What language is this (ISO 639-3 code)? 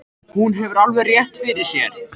isl